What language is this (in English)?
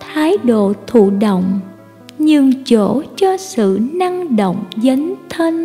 Vietnamese